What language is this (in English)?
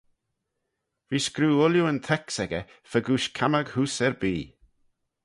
Manx